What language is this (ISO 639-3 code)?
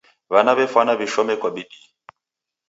dav